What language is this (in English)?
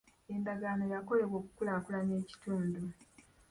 Ganda